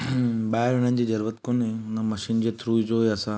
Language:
Sindhi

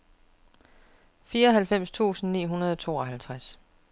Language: Danish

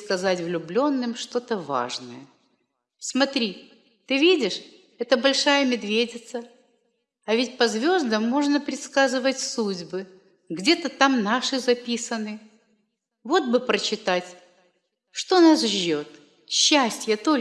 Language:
Russian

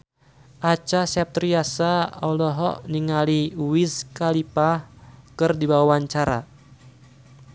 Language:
Sundanese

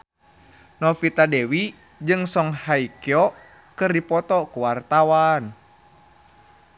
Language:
Sundanese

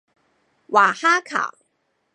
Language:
Chinese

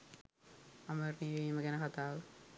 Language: Sinhala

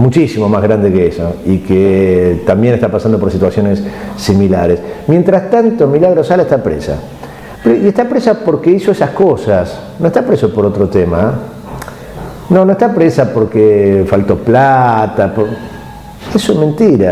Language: Spanish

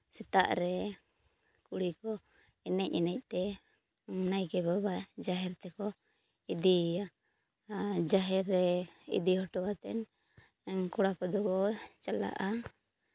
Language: Santali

